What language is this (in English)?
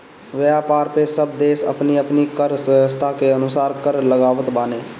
Bhojpuri